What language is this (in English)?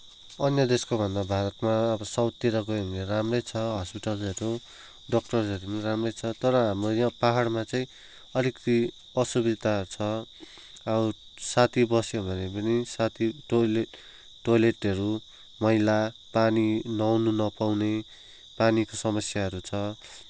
Nepali